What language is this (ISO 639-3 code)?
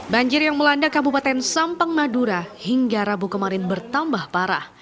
ind